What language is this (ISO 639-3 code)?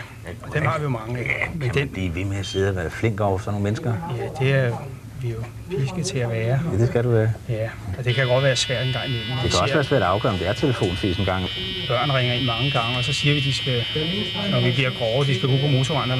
dan